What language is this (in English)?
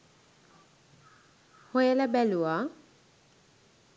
Sinhala